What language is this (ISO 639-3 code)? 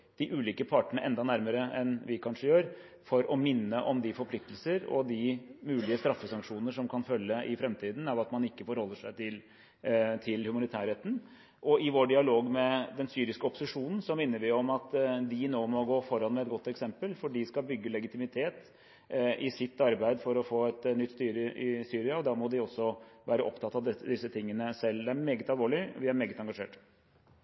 nob